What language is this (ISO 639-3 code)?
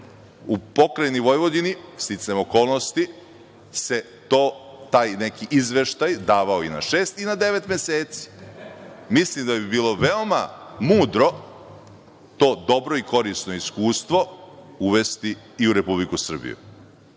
srp